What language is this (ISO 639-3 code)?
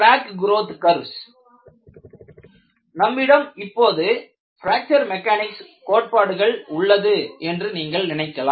tam